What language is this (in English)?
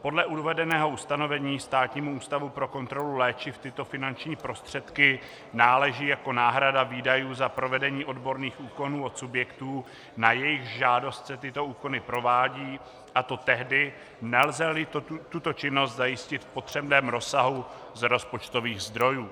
Czech